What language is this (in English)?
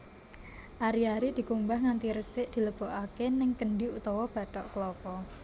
Javanese